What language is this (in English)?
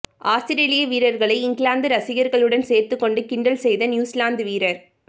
Tamil